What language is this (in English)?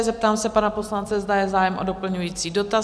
Czech